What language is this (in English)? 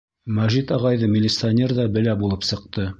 Bashkir